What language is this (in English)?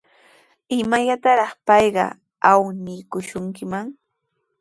Sihuas Ancash Quechua